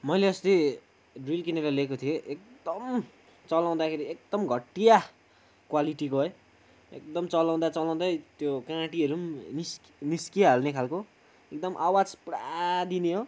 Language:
Nepali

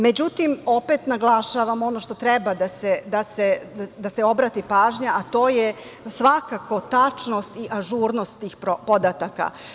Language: Serbian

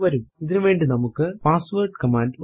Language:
Malayalam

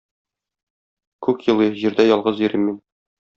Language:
Tatar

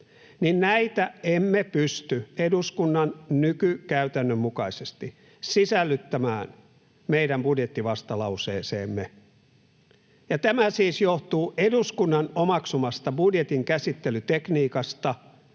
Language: Finnish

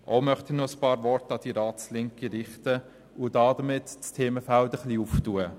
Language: Swiss German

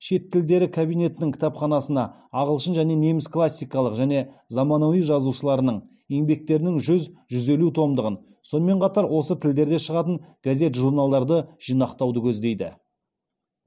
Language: Kazakh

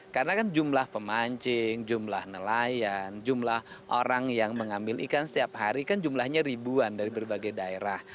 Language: Indonesian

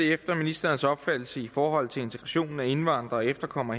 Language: Danish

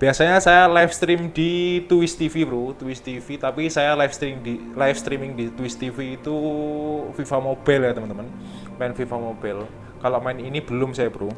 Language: Indonesian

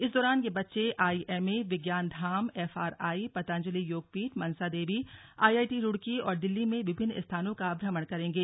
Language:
Hindi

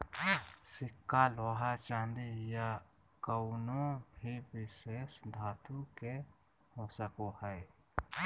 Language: Magahi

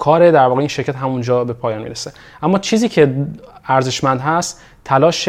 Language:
Persian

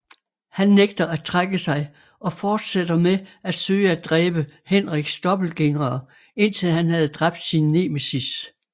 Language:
Danish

